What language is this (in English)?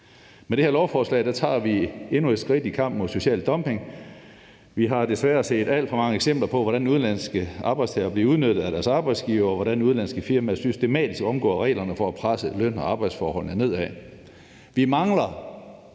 Danish